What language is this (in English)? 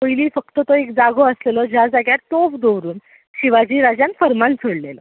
Konkani